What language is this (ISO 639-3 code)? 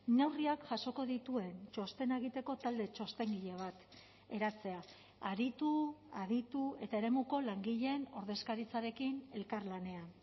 eus